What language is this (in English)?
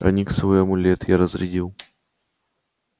Russian